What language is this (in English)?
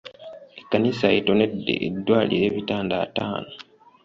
Ganda